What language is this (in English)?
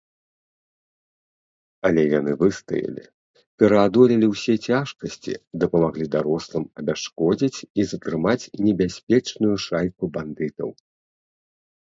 Belarusian